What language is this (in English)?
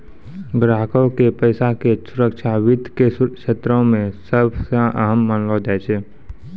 Maithili